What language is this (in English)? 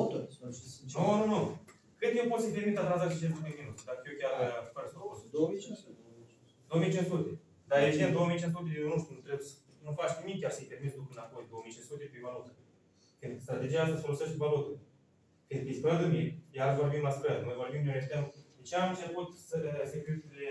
Romanian